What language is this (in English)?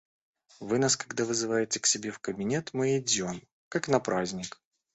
Russian